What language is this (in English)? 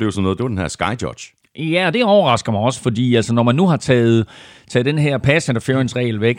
Danish